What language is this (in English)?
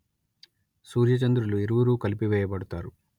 Telugu